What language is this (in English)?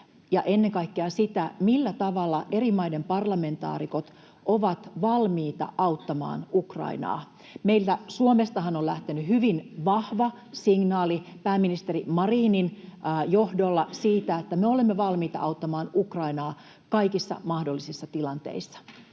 Finnish